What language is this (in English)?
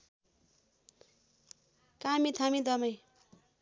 Nepali